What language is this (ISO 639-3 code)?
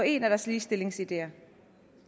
dan